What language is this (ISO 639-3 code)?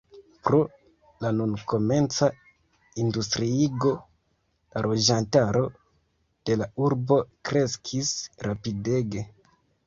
epo